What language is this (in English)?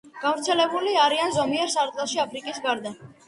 Georgian